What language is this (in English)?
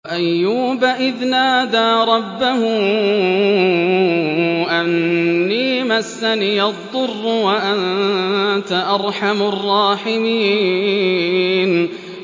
Arabic